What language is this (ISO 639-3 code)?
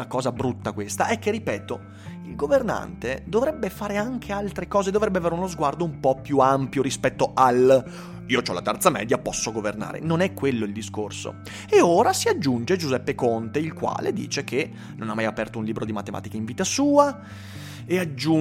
ita